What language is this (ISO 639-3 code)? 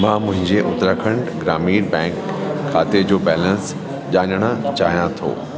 snd